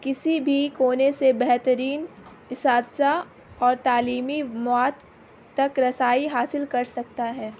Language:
Urdu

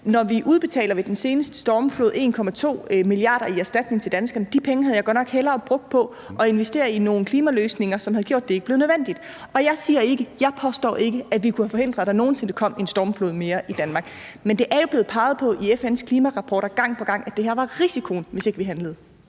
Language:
Danish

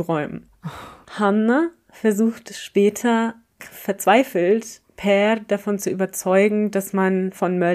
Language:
German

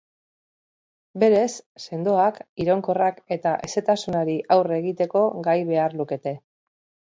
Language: Basque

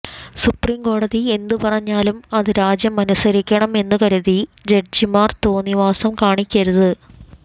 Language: Malayalam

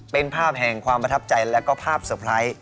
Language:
Thai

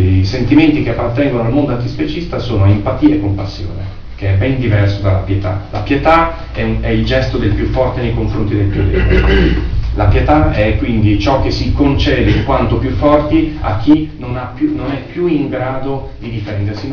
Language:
Italian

